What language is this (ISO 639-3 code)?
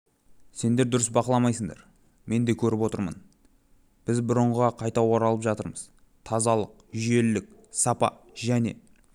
kaz